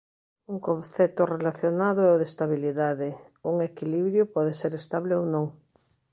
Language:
Galician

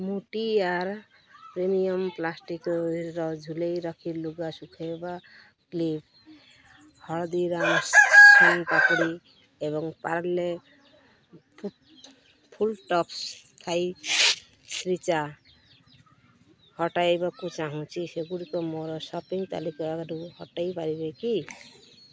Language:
Odia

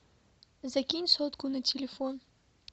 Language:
Russian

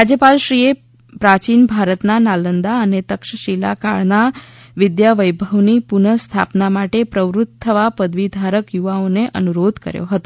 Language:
Gujarati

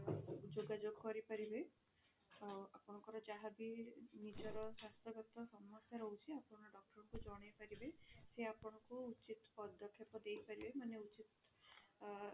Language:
Odia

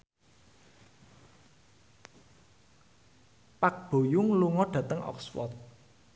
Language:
Javanese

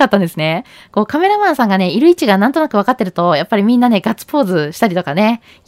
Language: Japanese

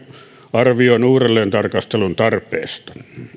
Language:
Finnish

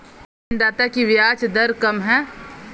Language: Hindi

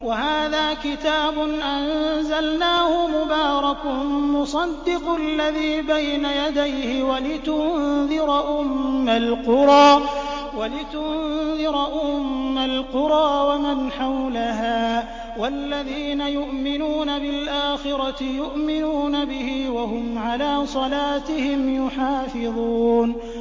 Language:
Arabic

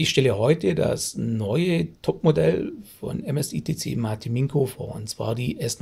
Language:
German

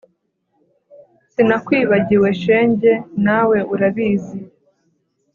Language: Kinyarwanda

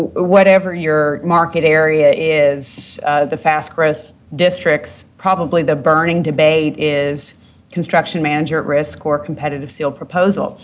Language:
English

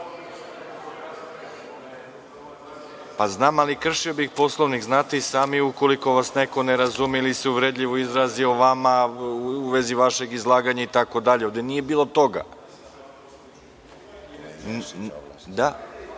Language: Serbian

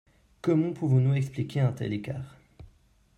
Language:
French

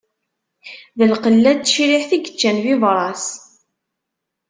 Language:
Kabyle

